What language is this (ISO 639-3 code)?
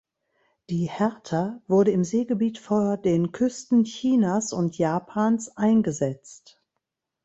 deu